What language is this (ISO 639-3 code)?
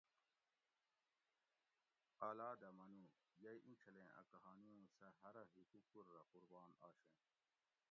gwc